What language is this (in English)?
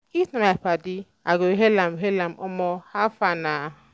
Nigerian Pidgin